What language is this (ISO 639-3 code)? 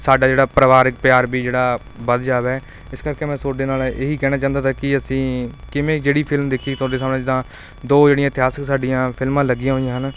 pan